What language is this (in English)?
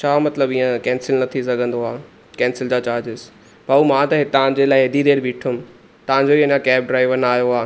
Sindhi